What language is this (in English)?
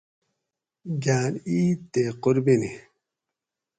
Gawri